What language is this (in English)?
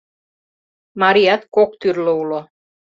Mari